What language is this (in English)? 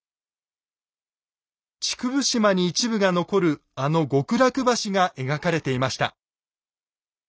Japanese